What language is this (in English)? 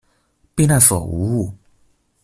Chinese